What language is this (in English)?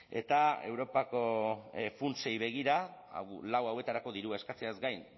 Basque